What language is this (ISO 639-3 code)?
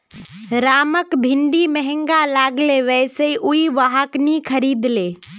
mag